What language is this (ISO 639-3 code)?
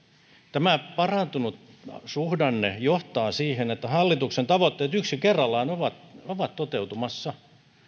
fin